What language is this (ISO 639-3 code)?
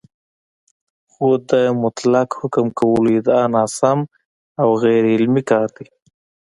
pus